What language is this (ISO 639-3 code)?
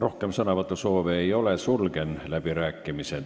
est